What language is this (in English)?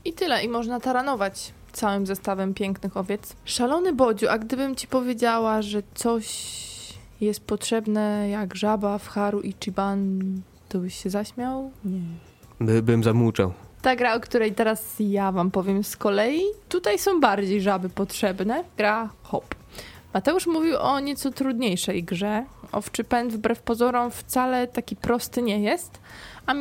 Polish